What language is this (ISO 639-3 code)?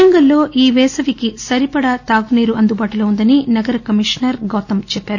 tel